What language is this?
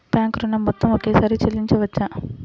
Telugu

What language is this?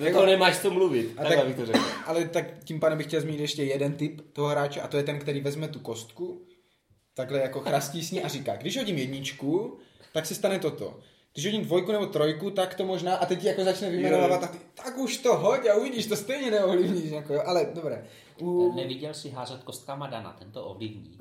Czech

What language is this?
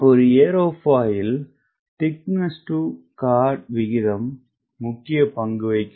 Tamil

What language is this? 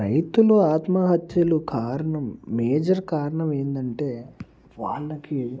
Telugu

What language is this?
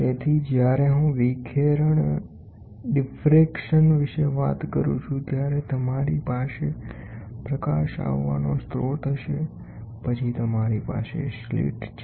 Gujarati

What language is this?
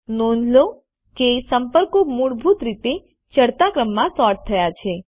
Gujarati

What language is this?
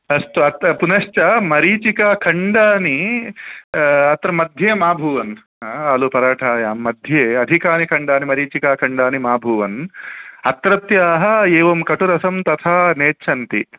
Sanskrit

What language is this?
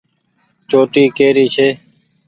Goaria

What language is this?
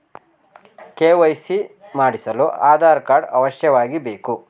Kannada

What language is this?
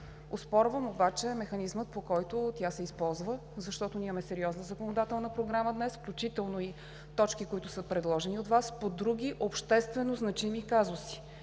Bulgarian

